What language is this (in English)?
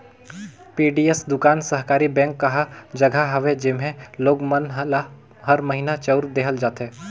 Chhattisgarhi